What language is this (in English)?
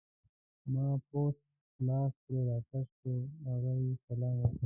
Pashto